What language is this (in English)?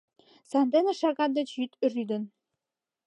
Mari